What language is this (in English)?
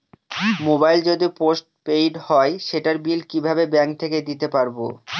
Bangla